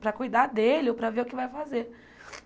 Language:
Portuguese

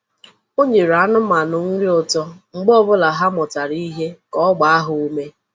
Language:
Igbo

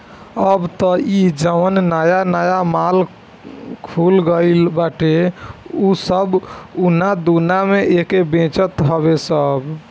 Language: Bhojpuri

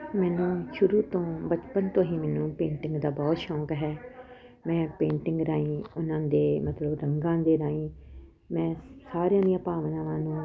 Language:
Punjabi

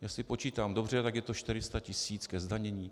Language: Czech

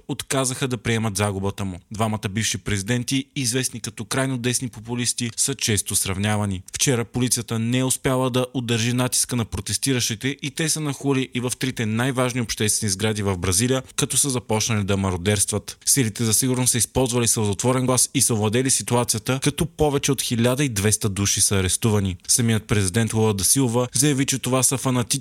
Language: Bulgarian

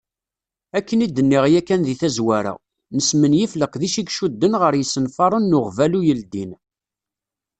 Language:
Kabyle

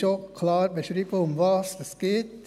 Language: Swiss German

